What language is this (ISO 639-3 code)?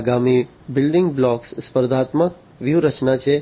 guj